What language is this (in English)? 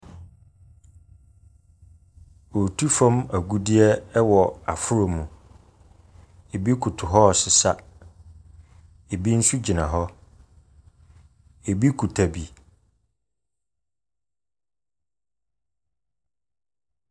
Akan